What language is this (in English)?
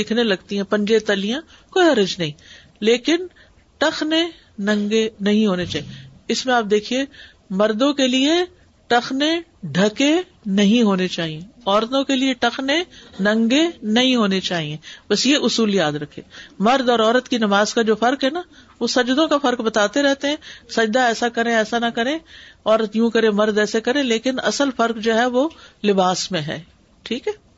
Urdu